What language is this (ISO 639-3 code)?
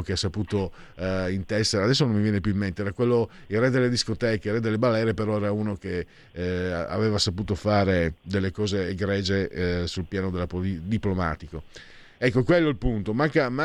ita